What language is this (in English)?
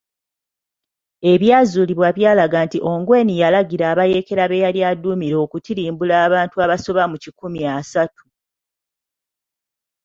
Ganda